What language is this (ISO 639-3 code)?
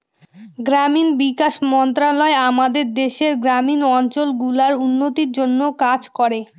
ben